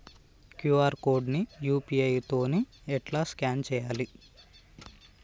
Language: Telugu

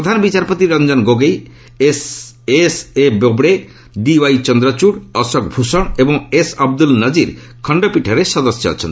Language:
Odia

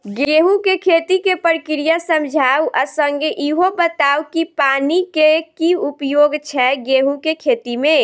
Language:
Maithili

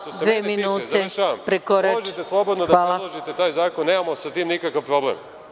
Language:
Serbian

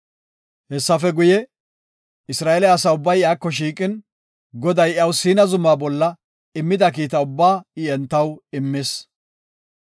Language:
Gofa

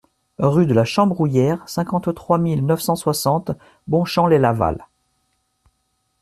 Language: French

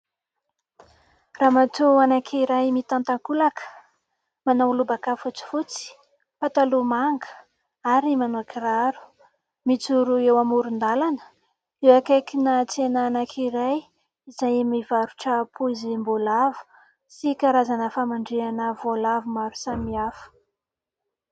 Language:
Malagasy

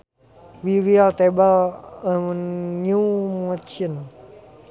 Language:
Sundanese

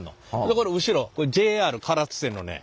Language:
Japanese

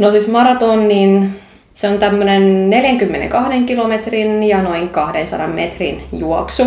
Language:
Finnish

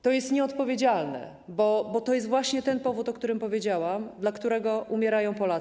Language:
Polish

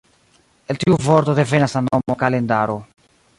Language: Esperanto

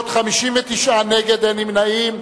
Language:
Hebrew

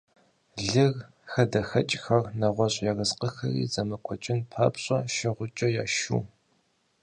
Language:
Kabardian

